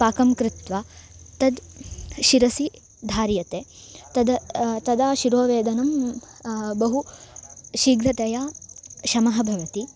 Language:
Sanskrit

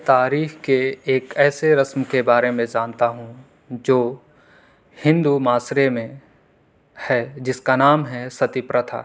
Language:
Urdu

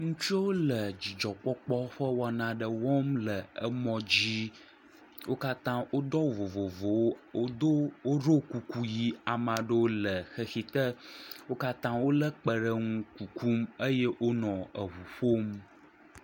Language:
Ewe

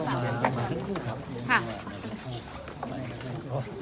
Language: Thai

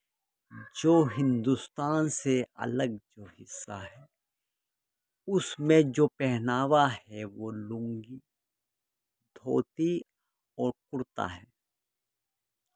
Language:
Urdu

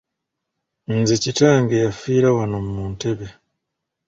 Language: Ganda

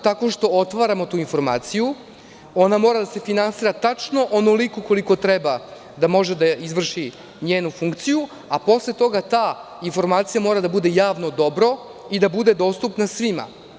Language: Serbian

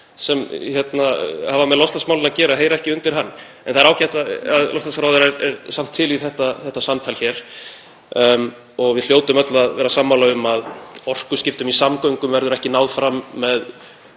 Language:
Icelandic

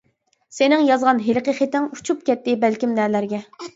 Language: Uyghur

